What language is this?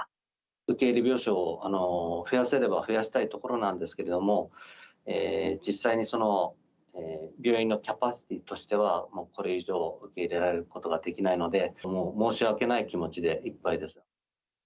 Japanese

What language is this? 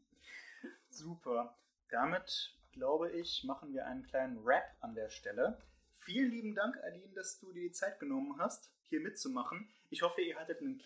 German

